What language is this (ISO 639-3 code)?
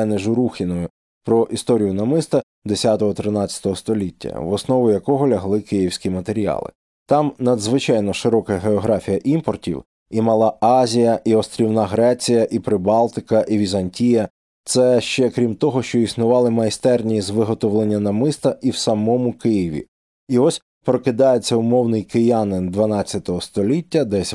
ukr